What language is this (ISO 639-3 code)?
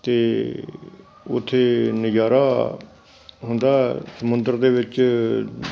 pan